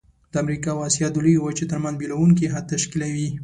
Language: Pashto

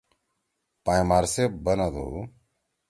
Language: Torwali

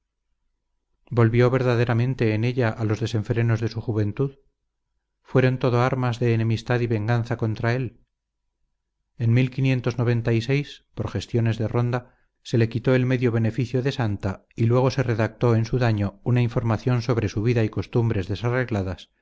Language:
Spanish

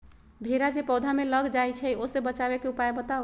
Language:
Magahi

